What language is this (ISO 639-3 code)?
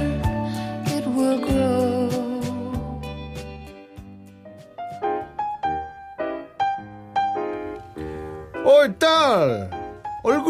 kor